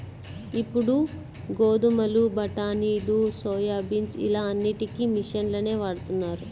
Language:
Telugu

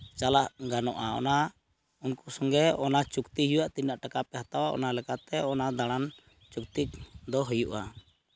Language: Santali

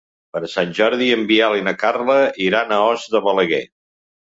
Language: Catalan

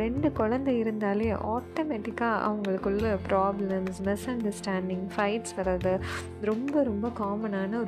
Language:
Tamil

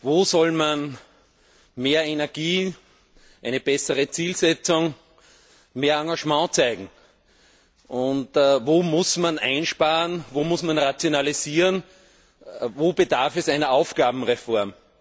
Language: German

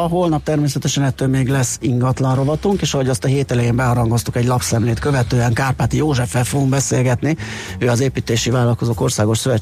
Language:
Hungarian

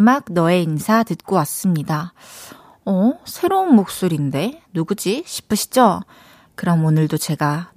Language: Korean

